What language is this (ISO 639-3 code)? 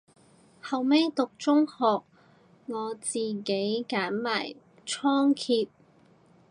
yue